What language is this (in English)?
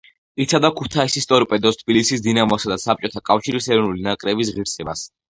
Georgian